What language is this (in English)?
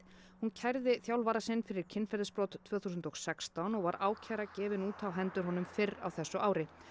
Icelandic